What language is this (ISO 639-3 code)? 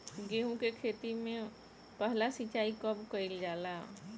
bho